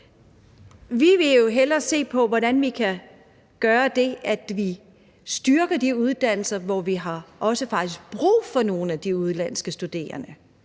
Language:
Danish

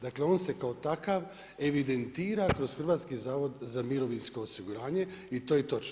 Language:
Croatian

